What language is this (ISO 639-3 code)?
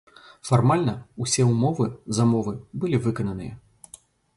bel